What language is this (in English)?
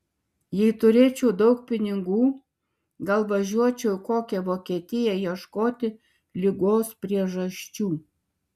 Lithuanian